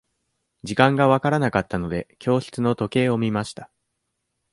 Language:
Japanese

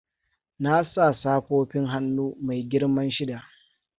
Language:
Hausa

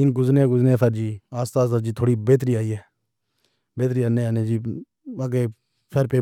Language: Pahari-Potwari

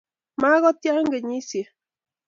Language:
Kalenjin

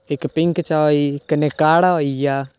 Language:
Dogri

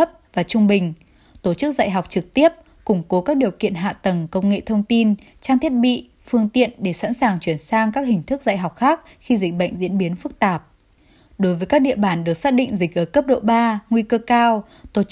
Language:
Vietnamese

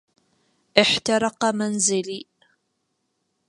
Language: Arabic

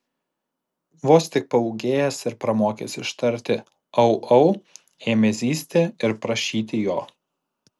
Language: Lithuanian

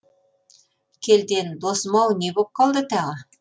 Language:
Kazakh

